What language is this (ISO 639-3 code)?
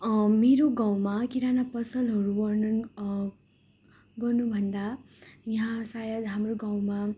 nep